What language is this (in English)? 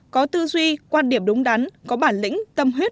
Vietnamese